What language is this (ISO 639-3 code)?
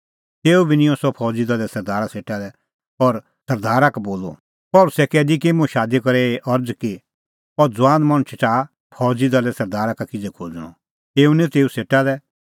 kfx